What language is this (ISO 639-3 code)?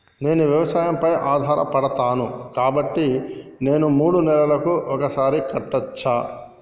tel